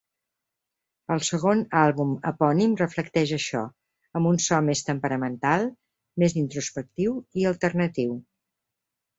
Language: Catalan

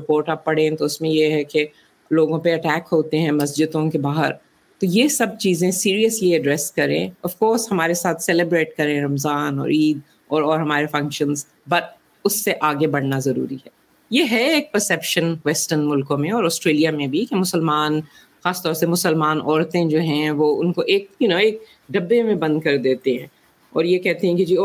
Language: Urdu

